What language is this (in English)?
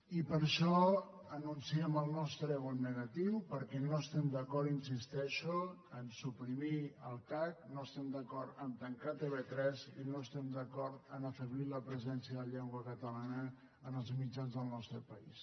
Catalan